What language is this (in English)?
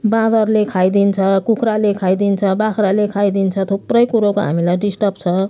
Nepali